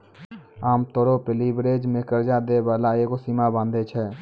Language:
Maithili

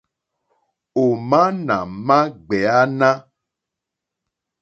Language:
Mokpwe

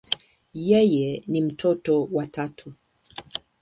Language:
Swahili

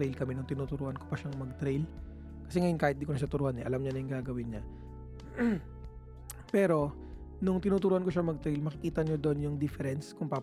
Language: Filipino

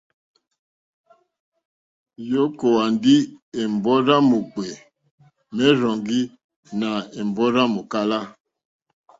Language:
Mokpwe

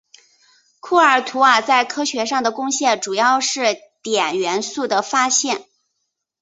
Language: Chinese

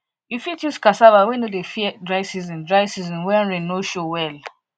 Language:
Nigerian Pidgin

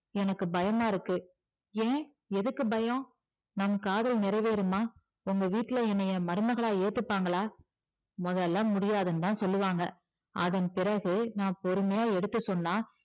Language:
Tamil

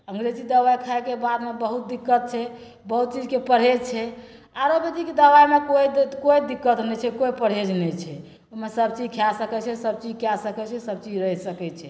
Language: Maithili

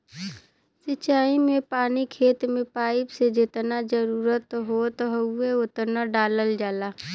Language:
Bhojpuri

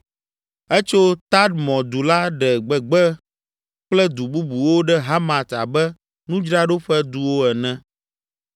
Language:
Ewe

